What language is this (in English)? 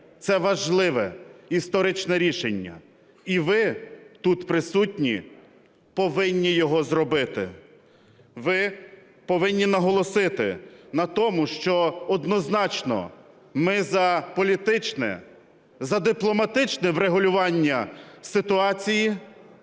Ukrainian